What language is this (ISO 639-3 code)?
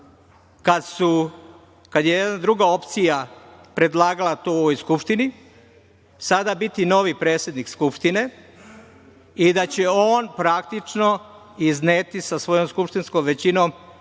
srp